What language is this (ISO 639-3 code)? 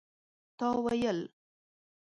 pus